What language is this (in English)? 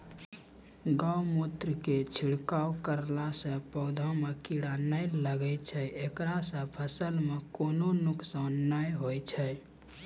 Maithili